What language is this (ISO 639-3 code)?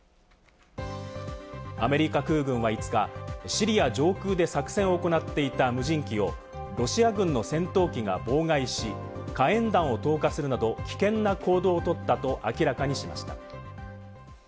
jpn